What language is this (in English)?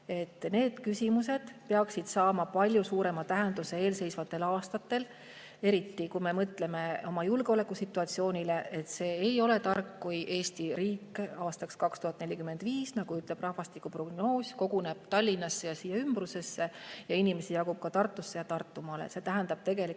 Estonian